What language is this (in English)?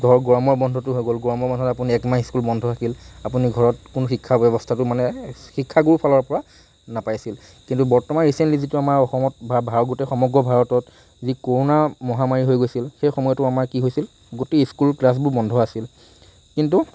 Assamese